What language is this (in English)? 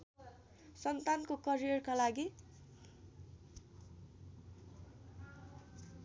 Nepali